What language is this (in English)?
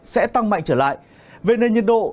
Vietnamese